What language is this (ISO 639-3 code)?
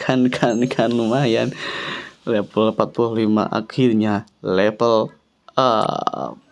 ind